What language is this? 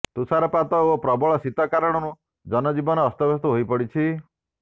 Odia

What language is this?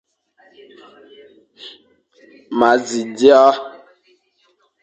Fang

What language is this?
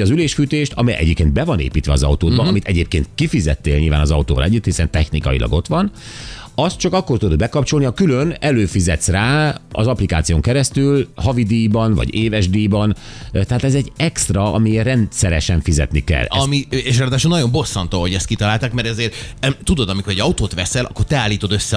Hungarian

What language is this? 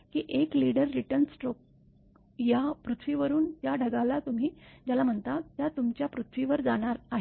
Marathi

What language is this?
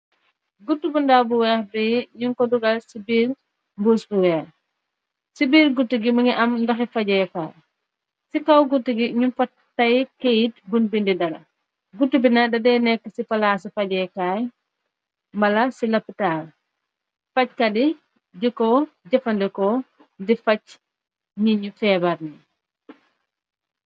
Wolof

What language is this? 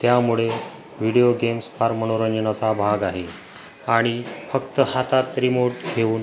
Marathi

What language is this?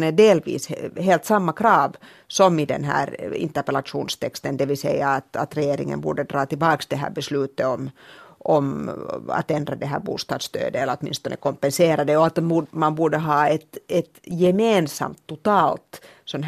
Swedish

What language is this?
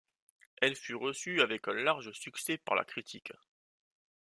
French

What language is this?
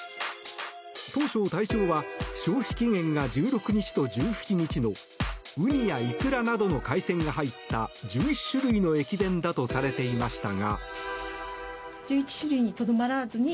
Japanese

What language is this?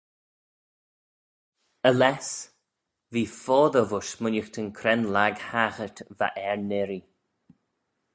Manx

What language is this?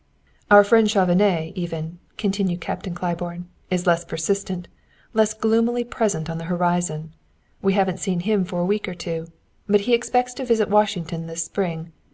English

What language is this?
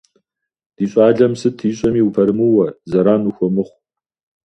Kabardian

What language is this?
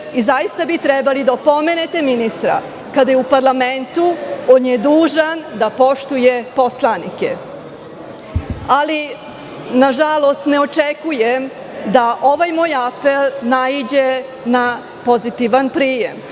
Serbian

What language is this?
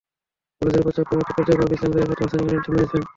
Bangla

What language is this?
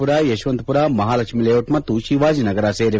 Kannada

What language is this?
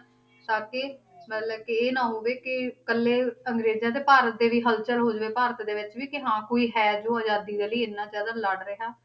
Punjabi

